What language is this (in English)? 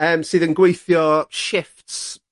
Welsh